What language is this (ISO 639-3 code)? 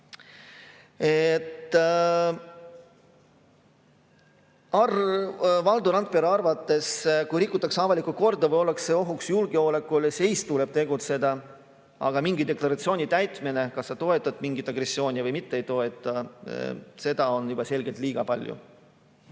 est